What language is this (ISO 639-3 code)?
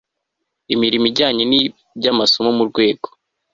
kin